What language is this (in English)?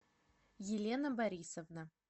Russian